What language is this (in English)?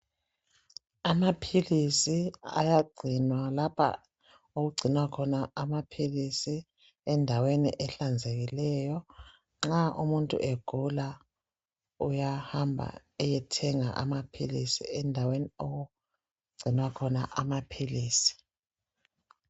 North Ndebele